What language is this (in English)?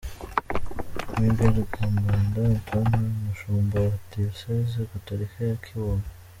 Kinyarwanda